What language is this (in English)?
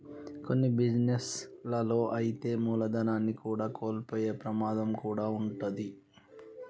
Telugu